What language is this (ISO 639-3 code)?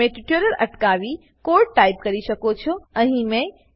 guj